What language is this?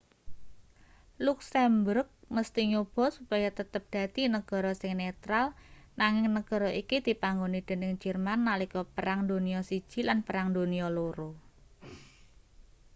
Javanese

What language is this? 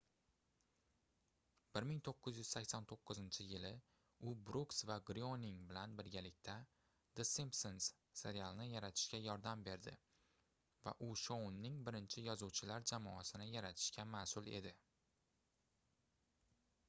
Uzbek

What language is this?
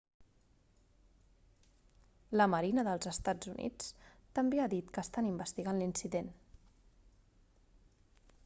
Catalan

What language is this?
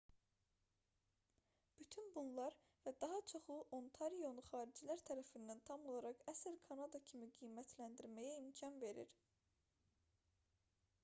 Azerbaijani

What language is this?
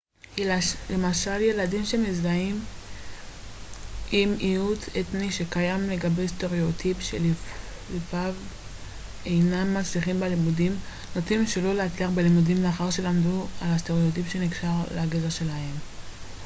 Hebrew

